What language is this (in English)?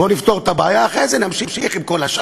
Hebrew